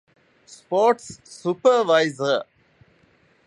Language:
Divehi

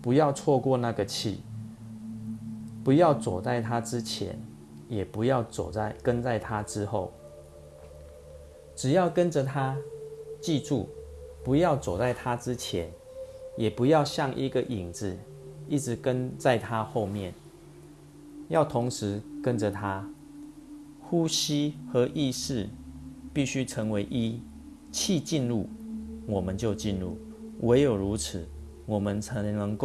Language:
Chinese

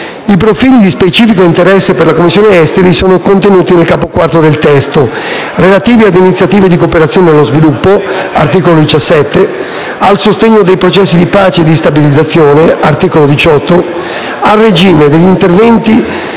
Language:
Italian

